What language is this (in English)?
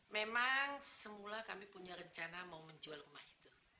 Indonesian